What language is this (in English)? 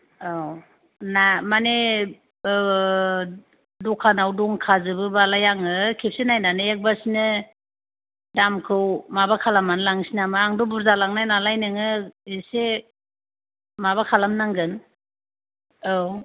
Bodo